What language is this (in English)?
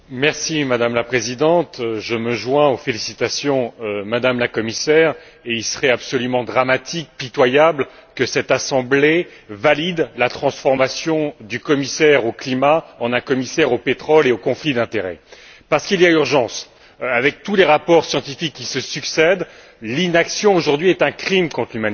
French